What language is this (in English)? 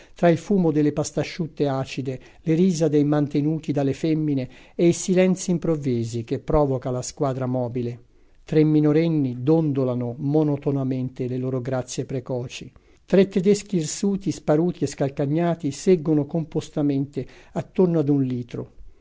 Italian